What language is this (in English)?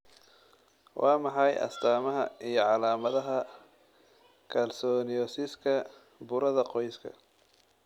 Somali